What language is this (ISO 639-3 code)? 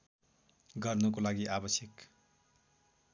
nep